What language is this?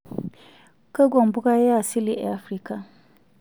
Masai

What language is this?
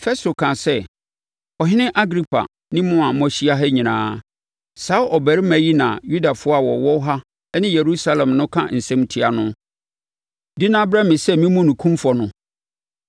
Akan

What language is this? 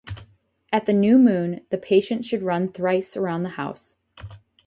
English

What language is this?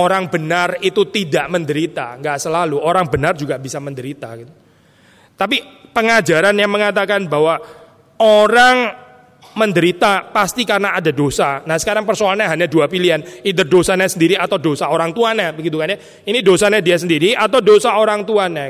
Indonesian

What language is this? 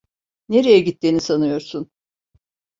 Turkish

